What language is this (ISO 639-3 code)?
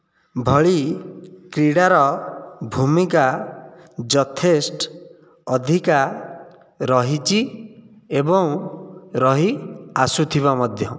ori